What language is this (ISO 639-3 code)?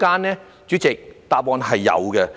yue